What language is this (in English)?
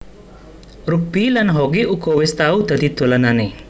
Javanese